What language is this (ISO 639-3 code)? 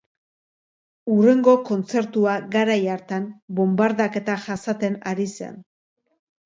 eus